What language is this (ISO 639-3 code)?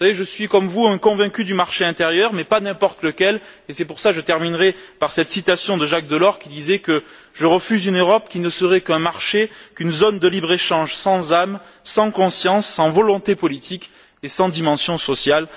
fra